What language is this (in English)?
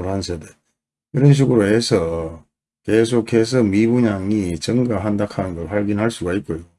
Korean